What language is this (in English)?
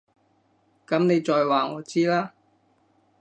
Cantonese